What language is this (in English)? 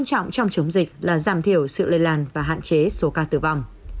Vietnamese